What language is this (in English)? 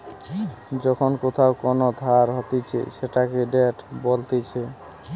Bangla